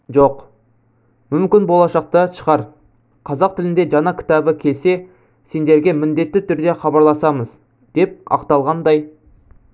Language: Kazakh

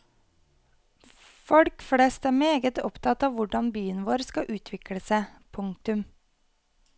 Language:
Norwegian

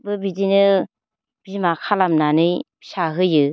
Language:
Bodo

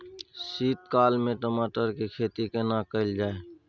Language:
Maithili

